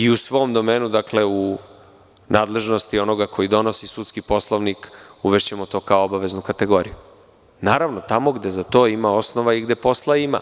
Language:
Serbian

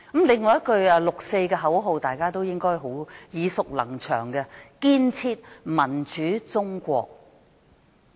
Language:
Cantonese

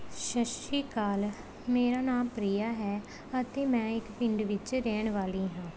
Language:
Punjabi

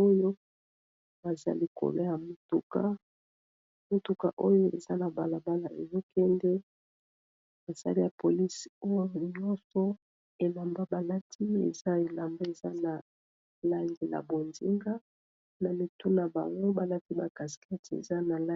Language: Lingala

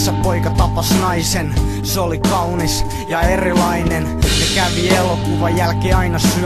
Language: Finnish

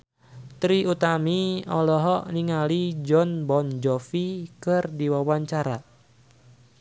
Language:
Sundanese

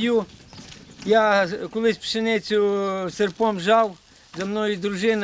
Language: Ukrainian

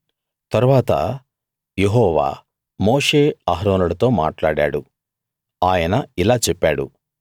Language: Telugu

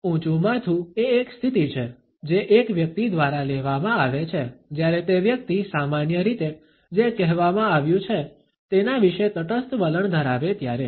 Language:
Gujarati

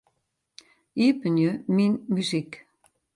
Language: Western Frisian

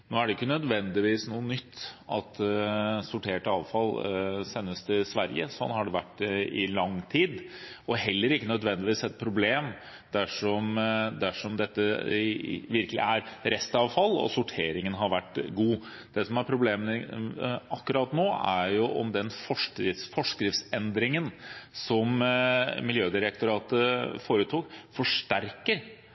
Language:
Norwegian Bokmål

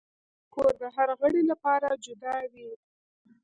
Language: Pashto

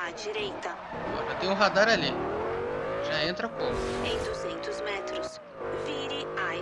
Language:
Portuguese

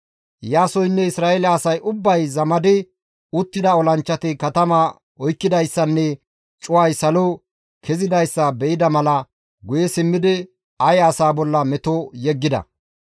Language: Gamo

